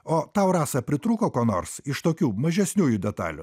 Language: Lithuanian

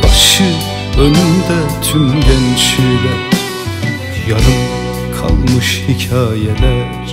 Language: Turkish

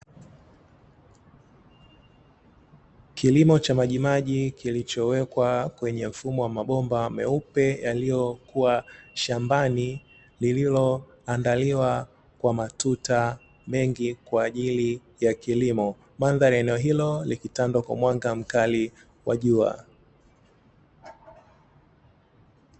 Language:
Swahili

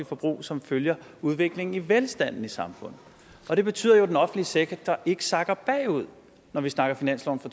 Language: Danish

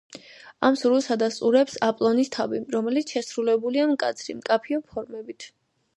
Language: Georgian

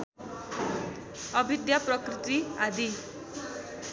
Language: Nepali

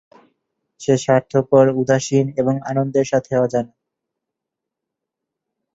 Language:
Bangla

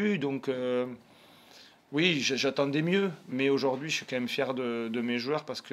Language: French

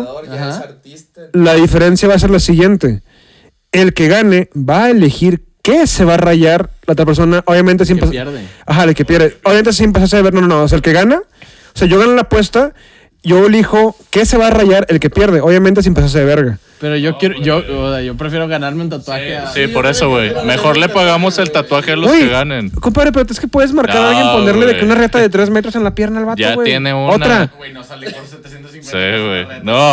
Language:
Spanish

